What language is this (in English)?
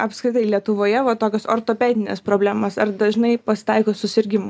Lithuanian